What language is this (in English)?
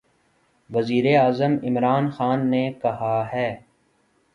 Urdu